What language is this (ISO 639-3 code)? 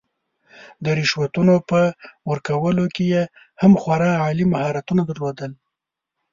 pus